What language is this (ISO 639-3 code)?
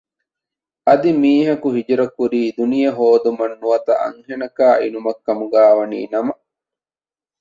div